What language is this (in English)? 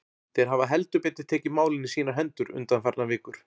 Icelandic